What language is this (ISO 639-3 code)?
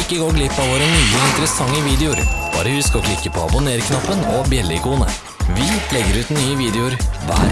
nor